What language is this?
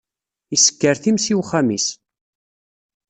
Kabyle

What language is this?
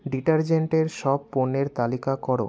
Bangla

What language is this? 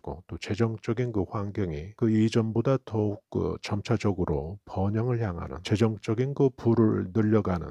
Korean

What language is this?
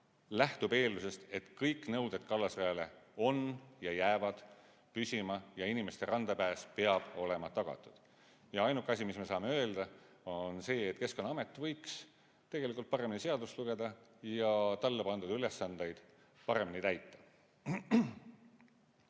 Estonian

